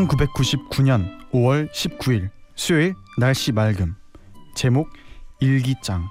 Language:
Korean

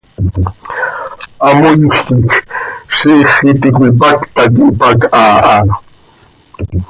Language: Seri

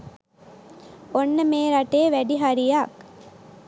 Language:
Sinhala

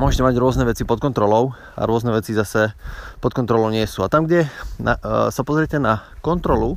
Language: Slovak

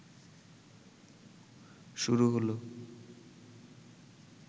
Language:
Bangla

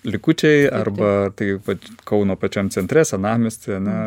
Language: Lithuanian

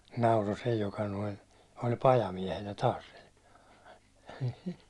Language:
Finnish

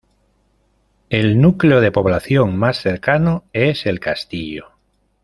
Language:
Spanish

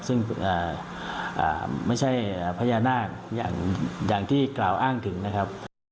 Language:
Thai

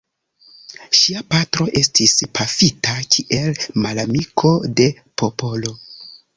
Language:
Esperanto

